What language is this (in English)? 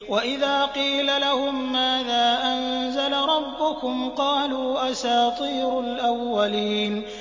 Arabic